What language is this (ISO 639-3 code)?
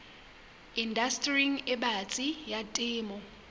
sot